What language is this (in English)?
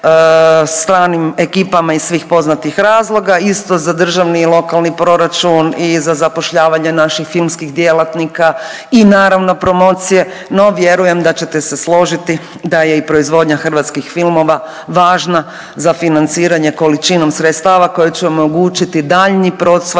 Croatian